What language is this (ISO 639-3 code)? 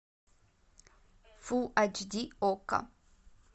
rus